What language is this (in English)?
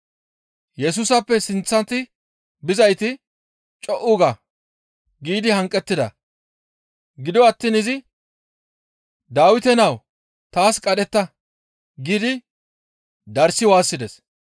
Gamo